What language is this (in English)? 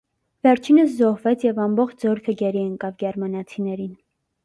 Armenian